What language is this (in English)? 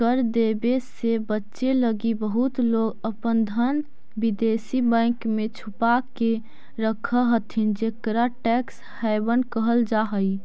Magahi